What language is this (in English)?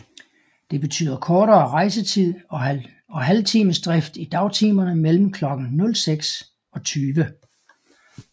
Danish